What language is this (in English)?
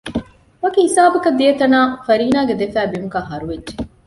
Divehi